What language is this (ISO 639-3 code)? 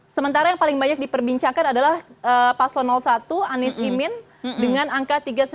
ind